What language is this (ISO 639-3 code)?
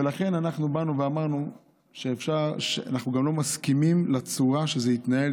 heb